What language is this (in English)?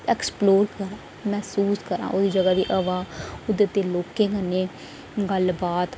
Dogri